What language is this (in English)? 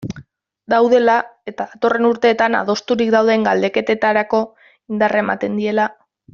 Basque